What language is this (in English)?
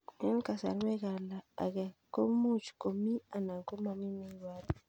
Kalenjin